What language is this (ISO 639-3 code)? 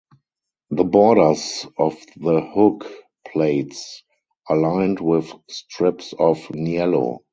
eng